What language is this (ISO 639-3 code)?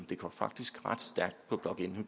dan